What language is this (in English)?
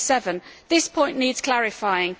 English